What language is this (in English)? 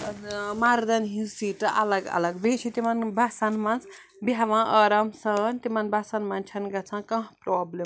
Kashmiri